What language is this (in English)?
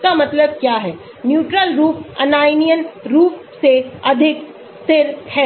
Hindi